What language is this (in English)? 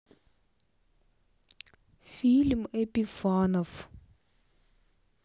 Russian